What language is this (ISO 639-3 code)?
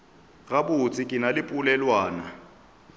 nso